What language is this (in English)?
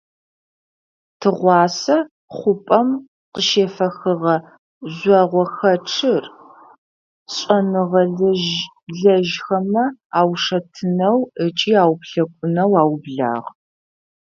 Adyghe